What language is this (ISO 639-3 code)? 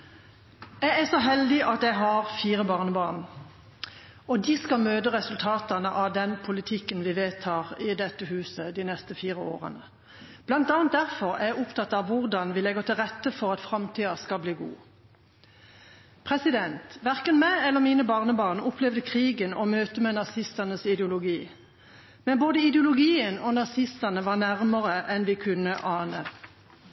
nor